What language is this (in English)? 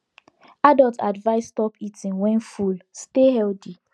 Nigerian Pidgin